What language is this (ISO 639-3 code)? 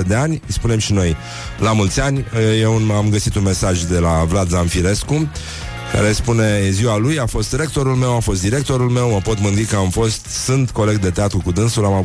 ron